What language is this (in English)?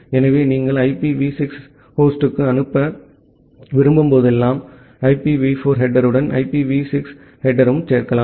Tamil